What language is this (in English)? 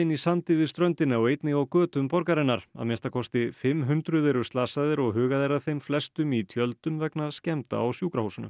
Icelandic